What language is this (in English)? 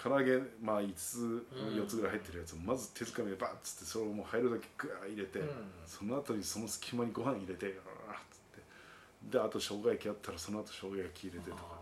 Japanese